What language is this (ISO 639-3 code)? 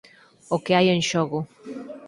glg